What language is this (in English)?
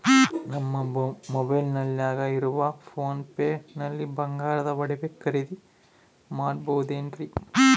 Kannada